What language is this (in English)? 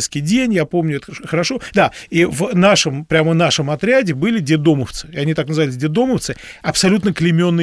Russian